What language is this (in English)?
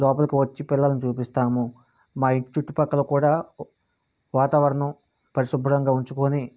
Telugu